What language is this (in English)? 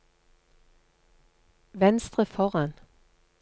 Norwegian